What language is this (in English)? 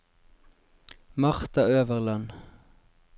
Norwegian